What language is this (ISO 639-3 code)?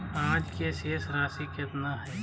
mag